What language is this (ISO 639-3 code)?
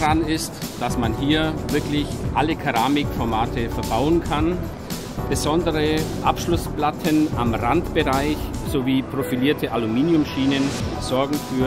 deu